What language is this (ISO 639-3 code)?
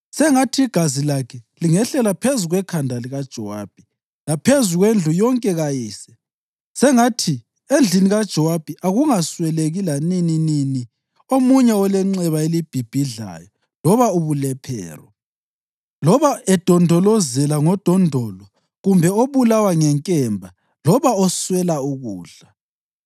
nde